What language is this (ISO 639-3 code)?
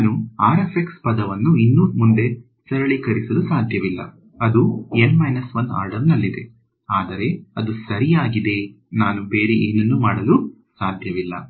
kan